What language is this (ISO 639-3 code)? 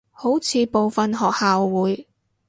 yue